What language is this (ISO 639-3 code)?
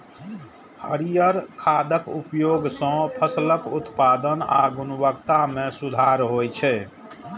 mai